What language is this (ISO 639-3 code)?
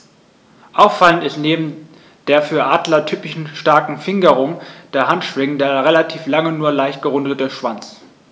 deu